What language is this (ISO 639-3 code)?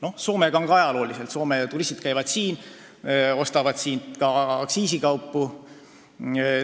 est